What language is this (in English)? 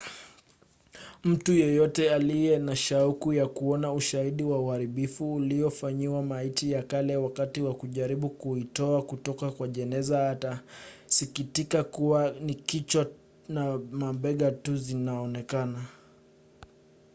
Swahili